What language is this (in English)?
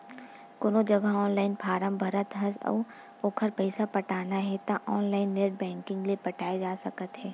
Chhattisgarhi